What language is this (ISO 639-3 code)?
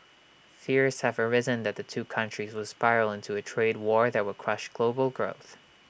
eng